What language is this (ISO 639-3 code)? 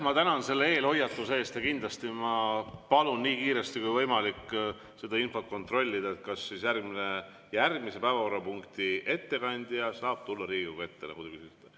est